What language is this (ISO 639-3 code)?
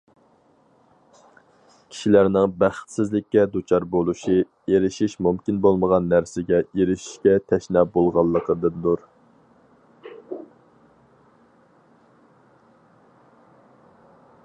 uig